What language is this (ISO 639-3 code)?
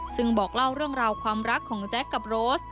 tha